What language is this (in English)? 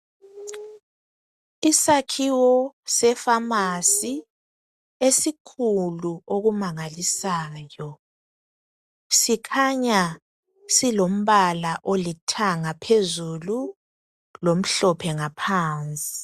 North Ndebele